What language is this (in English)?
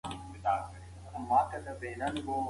Pashto